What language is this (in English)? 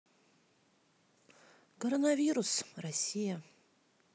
Russian